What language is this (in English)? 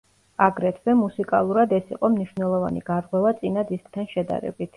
Georgian